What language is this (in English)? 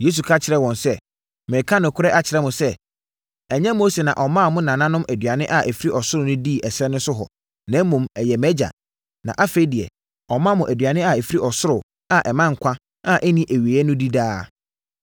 Akan